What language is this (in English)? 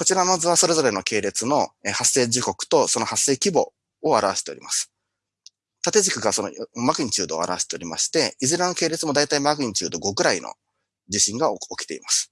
Japanese